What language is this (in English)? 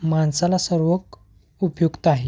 Marathi